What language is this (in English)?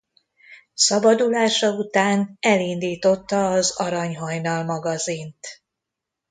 Hungarian